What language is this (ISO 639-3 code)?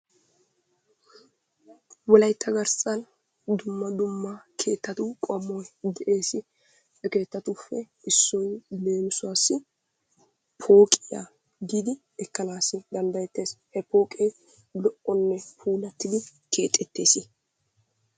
wal